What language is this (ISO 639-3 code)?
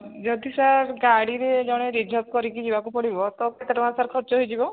ori